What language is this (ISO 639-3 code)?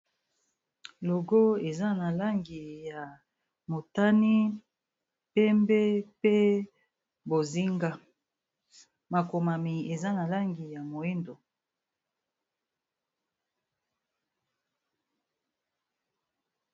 lin